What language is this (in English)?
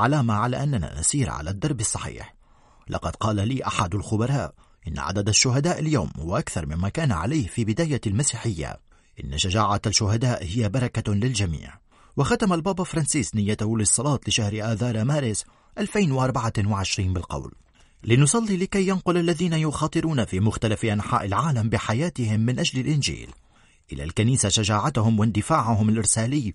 Arabic